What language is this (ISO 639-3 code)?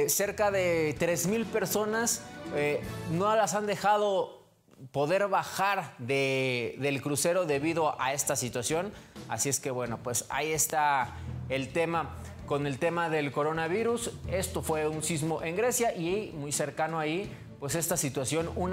spa